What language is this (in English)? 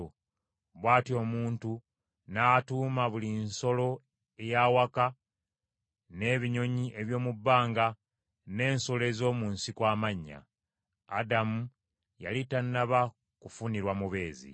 Ganda